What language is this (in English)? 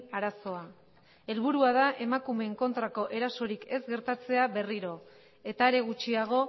Basque